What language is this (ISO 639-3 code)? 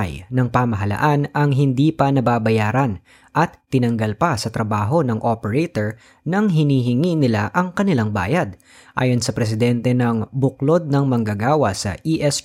fil